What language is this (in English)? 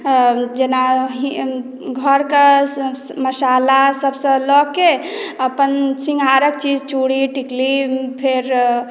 Maithili